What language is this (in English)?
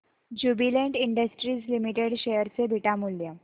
Marathi